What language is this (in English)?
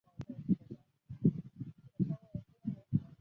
Chinese